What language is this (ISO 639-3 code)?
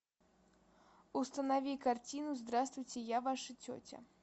rus